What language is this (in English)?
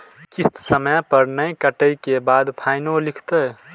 Maithili